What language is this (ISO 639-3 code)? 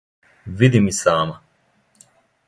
srp